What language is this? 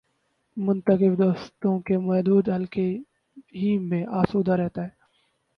Urdu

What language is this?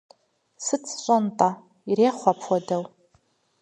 Kabardian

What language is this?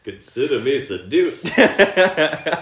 English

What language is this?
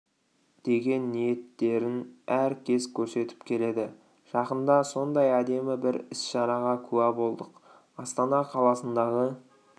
Kazakh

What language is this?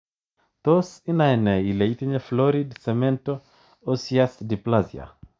Kalenjin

